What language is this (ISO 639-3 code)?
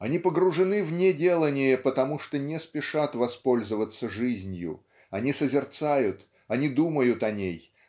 rus